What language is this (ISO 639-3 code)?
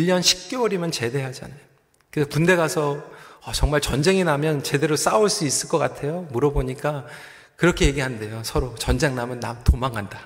kor